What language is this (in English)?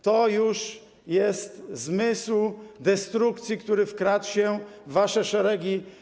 Polish